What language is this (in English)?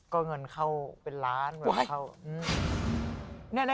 Thai